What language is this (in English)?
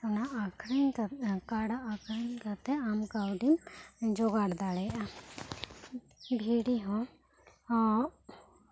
Santali